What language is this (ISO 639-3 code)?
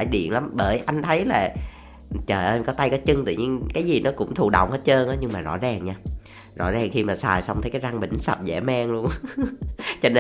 vie